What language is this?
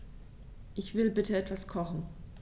German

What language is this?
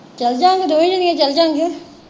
Punjabi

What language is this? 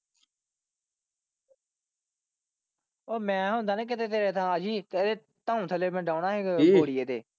Punjabi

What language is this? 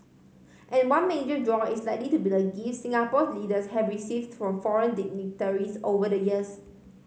English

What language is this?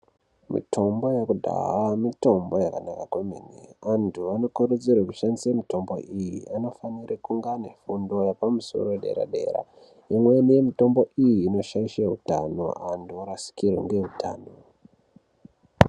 Ndau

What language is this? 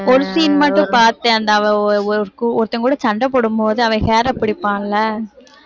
Tamil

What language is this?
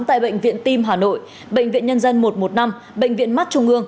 Vietnamese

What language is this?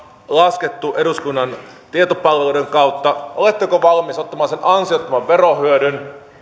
Finnish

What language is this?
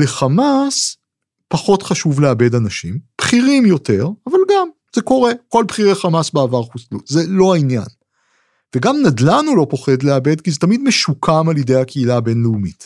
Hebrew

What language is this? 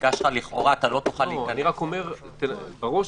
Hebrew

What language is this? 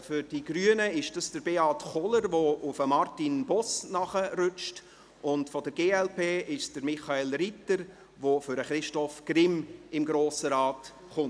Swiss German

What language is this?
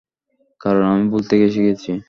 Bangla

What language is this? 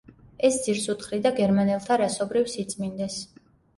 Georgian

